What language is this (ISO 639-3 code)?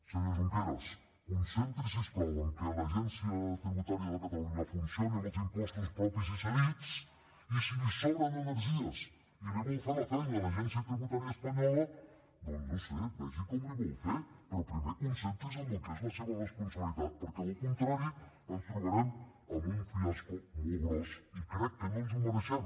cat